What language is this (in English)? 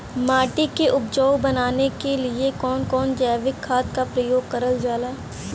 Bhojpuri